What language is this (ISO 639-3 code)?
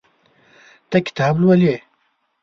pus